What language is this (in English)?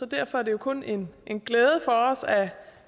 Danish